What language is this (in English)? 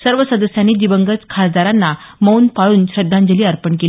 Marathi